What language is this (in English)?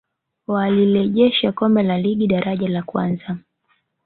Swahili